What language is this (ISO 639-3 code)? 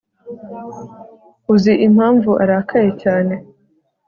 kin